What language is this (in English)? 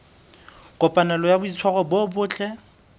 Southern Sotho